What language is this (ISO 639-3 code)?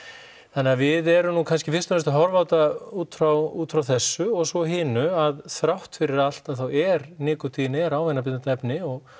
isl